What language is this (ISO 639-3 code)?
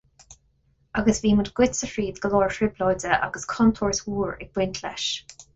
gle